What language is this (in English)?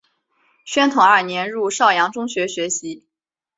Chinese